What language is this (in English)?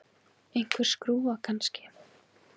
Icelandic